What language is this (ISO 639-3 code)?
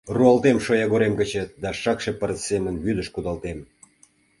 chm